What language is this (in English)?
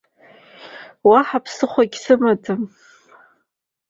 Abkhazian